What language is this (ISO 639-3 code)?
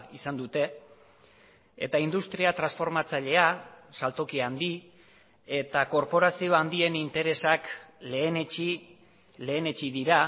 eus